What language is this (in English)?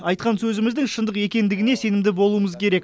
Kazakh